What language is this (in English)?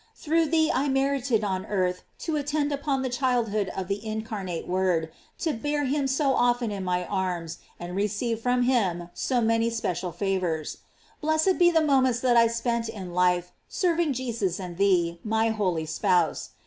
English